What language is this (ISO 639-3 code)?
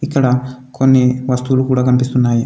tel